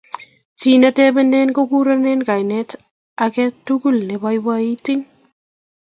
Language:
Kalenjin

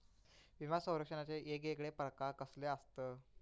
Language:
Marathi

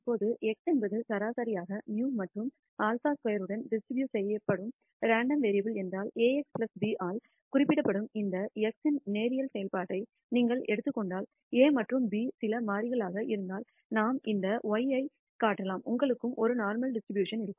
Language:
Tamil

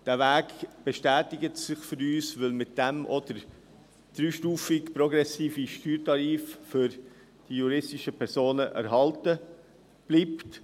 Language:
Swiss German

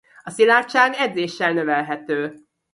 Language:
Hungarian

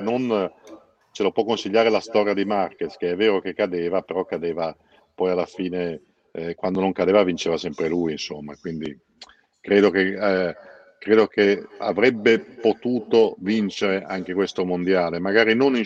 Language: Italian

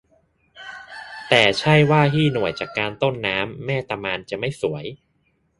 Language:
Thai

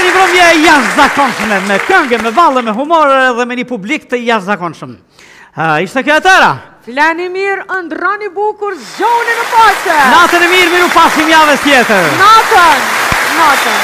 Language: Romanian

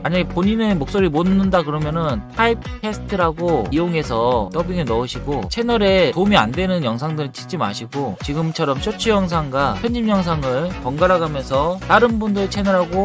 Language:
Korean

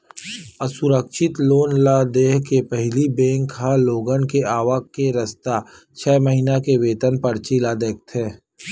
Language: Chhattisgarhi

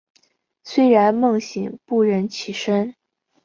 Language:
Chinese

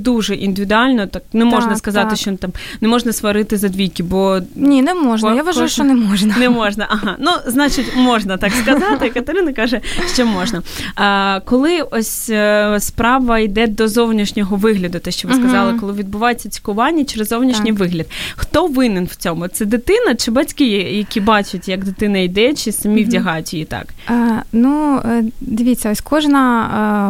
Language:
Ukrainian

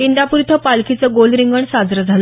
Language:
Marathi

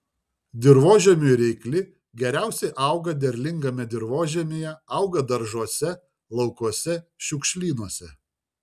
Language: Lithuanian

